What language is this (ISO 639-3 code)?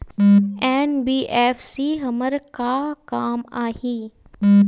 hne